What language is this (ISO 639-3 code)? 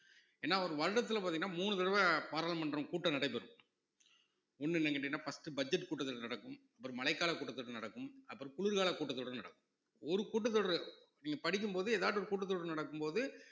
tam